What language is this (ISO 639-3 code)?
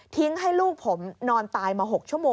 tha